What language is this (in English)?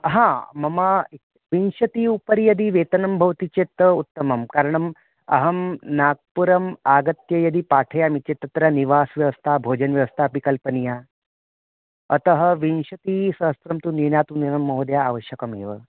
Sanskrit